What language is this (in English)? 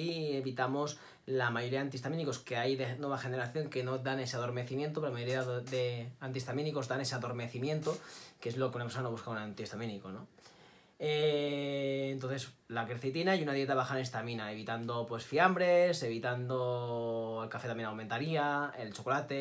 Spanish